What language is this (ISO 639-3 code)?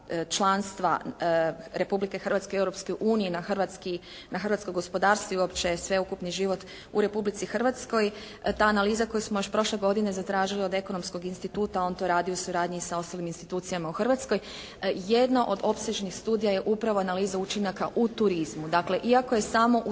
hrv